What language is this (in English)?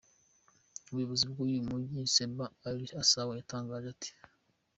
Kinyarwanda